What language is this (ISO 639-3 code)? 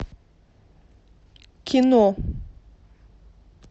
rus